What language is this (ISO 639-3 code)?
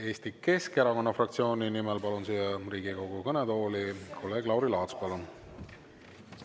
est